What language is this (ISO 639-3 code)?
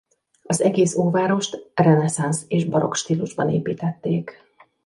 hun